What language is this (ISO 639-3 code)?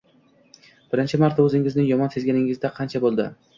uzb